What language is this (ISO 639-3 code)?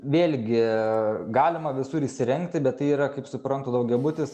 lit